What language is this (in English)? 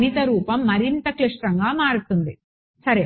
Telugu